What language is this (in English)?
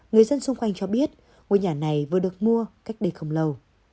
Vietnamese